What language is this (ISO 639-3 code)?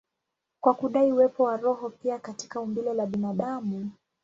swa